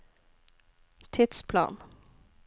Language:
Norwegian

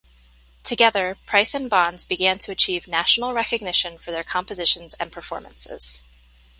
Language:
English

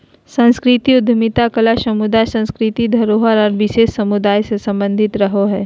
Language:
Magahi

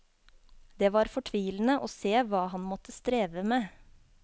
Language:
Norwegian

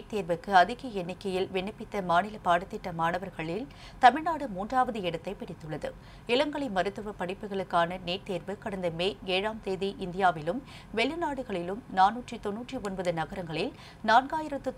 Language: Japanese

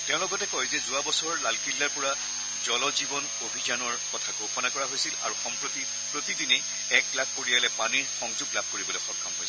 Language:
Assamese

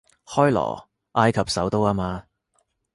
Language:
Cantonese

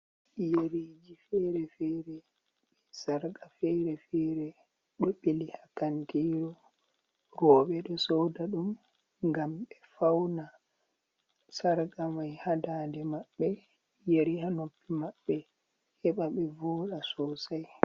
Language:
Fula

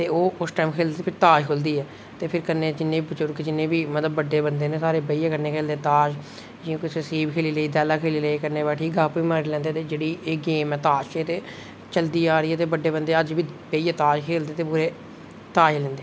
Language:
Dogri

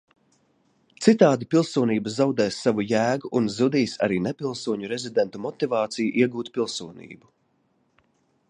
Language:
Latvian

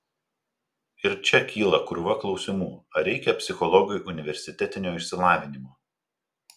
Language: Lithuanian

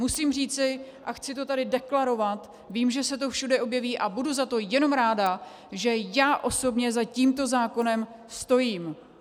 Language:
Czech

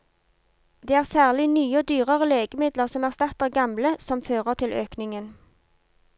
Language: Norwegian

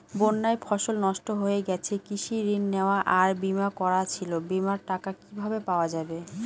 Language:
Bangla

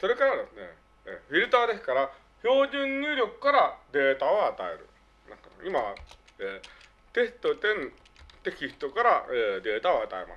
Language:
Japanese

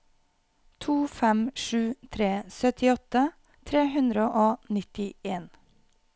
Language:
Norwegian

